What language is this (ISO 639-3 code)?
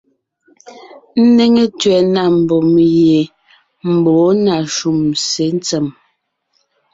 nnh